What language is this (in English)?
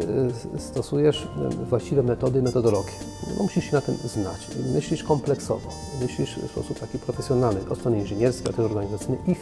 Polish